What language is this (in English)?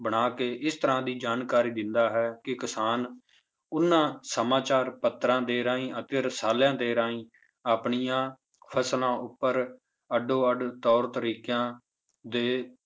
Punjabi